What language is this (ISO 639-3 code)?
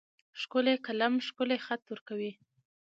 pus